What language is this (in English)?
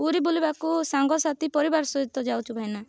Odia